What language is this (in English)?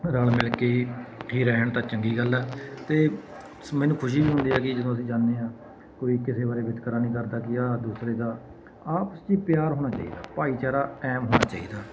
Punjabi